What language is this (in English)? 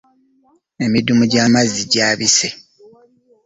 Ganda